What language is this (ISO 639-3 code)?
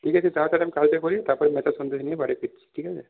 ben